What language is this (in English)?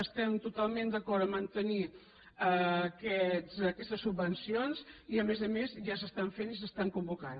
Catalan